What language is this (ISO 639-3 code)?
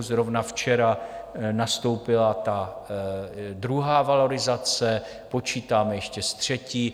ces